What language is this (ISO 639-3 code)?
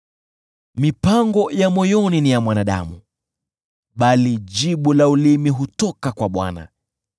swa